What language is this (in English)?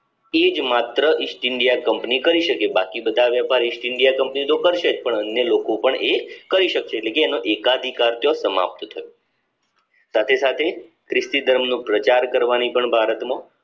Gujarati